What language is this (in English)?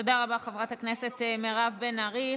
Hebrew